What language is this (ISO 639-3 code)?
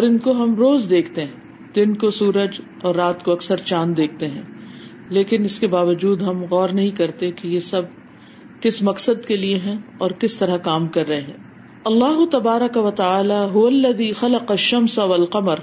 urd